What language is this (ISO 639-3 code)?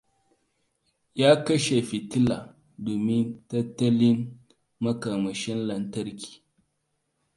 hau